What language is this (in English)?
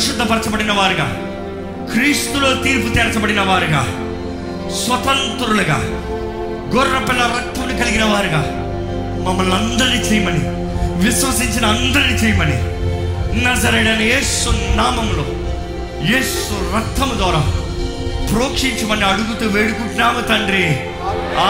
Telugu